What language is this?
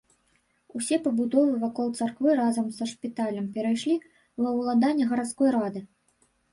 Belarusian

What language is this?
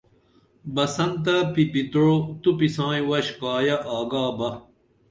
Dameli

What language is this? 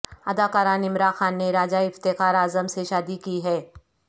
Urdu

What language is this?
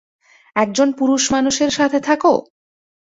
Bangla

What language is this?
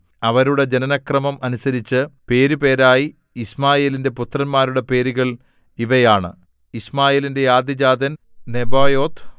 Malayalam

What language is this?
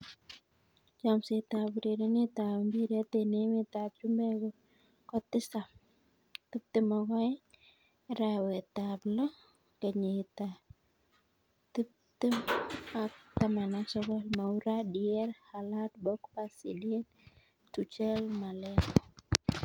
Kalenjin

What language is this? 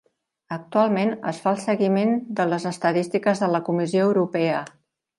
Catalan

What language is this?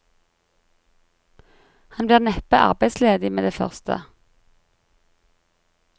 Norwegian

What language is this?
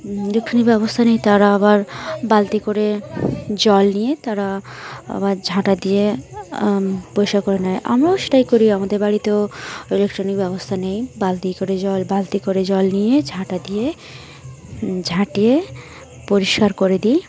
Bangla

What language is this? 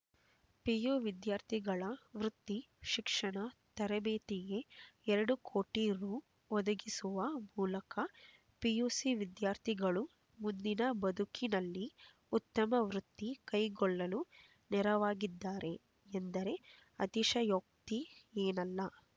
Kannada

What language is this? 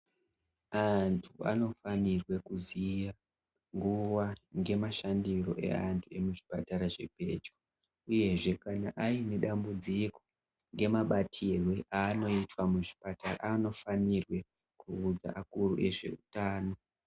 Ndau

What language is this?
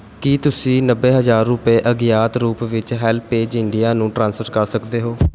Punjabi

